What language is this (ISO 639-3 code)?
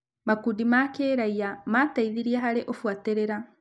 kik